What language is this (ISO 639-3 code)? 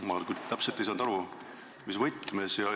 est